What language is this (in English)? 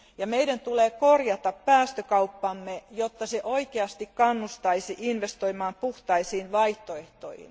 Finnish